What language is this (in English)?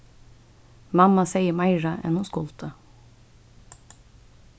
Faroese